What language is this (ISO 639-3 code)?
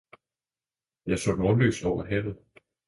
dan